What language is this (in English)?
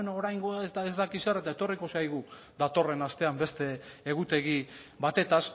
Basque